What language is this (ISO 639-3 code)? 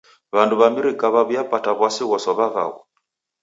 dav